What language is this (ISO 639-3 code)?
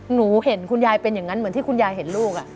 tha